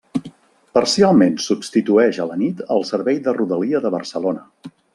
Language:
Catalan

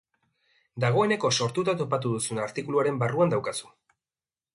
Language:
Basque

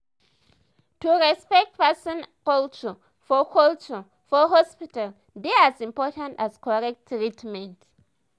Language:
Nigerian Pidgin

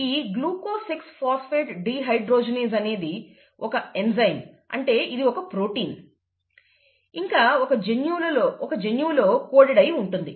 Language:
Telugu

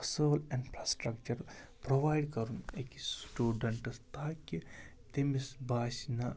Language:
Kashmiri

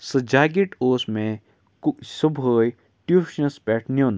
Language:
Kashmiri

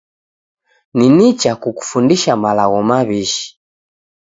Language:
Taita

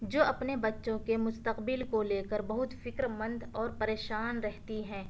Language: Urdu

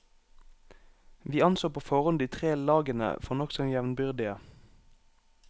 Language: Norwegian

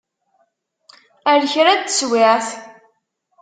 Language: Kabyle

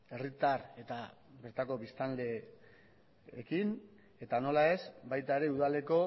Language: Basque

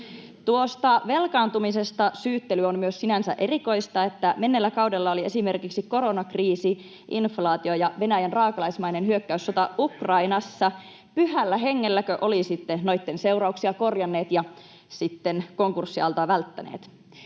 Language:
Finnish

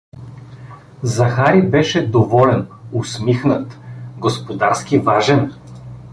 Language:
Bulgarian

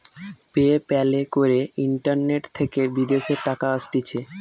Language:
Bangla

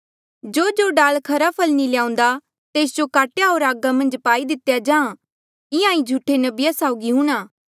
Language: Mandeali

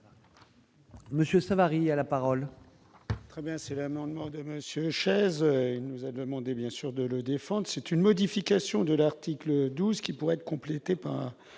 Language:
French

